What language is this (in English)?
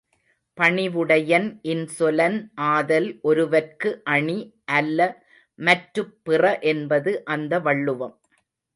Tamil